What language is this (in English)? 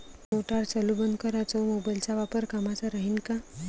Marathi